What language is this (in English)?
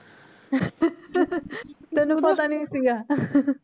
Punjabi